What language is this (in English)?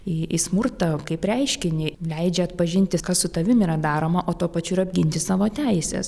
Lithuanian